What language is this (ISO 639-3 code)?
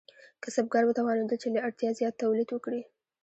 pus